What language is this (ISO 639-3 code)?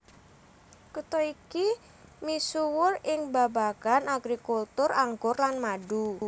jav